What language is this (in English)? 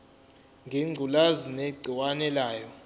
Zulu